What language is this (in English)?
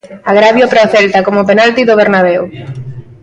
Galician